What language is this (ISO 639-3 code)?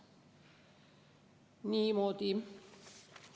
est